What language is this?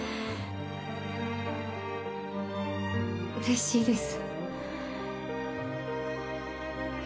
Japanese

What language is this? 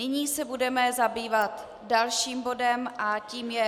Czech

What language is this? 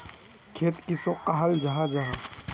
Magahi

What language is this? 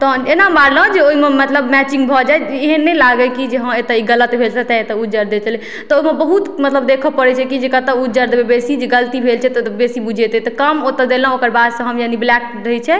Maithili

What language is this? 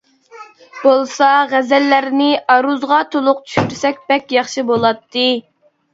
Uyghur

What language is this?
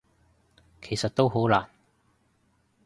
Cantonese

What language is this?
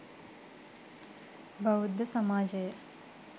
Sinhala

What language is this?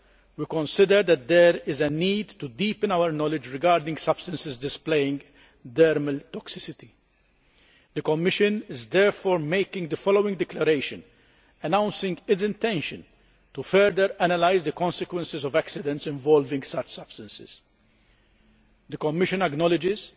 English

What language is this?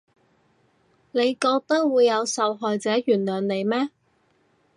Cantonese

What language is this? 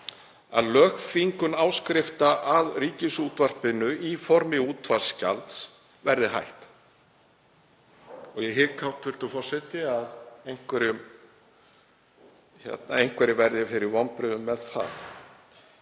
Icelandic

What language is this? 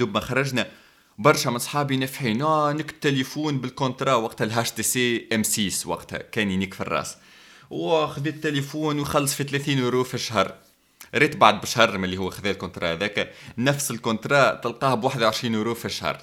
Arabic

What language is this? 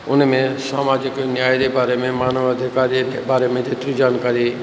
Sindhi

